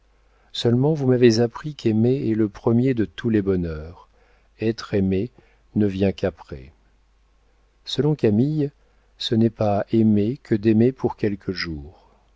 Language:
French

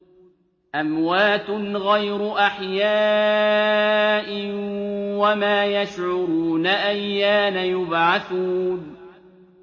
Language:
Arabic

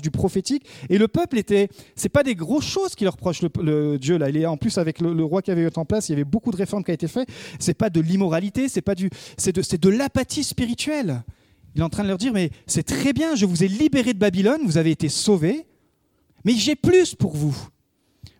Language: French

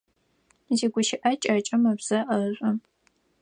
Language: Adyghe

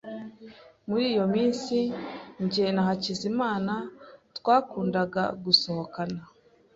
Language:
Kinyarwanda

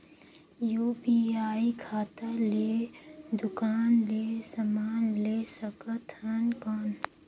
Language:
Chhattisgarhi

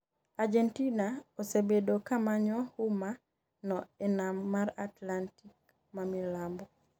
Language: Luo (Kenya and Tanzania)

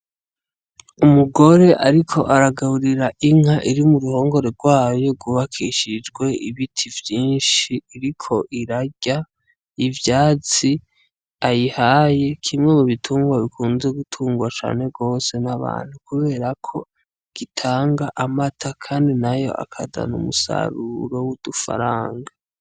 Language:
Rundi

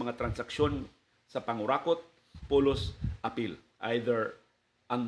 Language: Filipino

